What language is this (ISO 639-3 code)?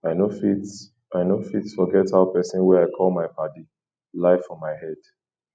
pcm